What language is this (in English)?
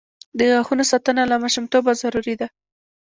Pashto